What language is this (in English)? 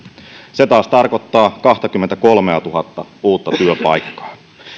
Finnish